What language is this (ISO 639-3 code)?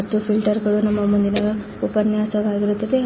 kan